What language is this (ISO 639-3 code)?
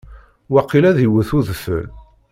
kab